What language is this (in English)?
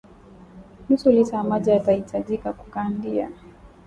Swahili